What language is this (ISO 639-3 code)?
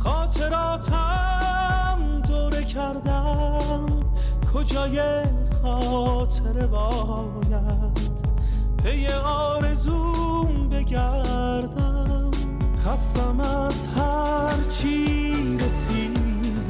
fas